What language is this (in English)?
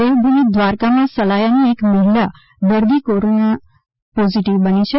Gujarati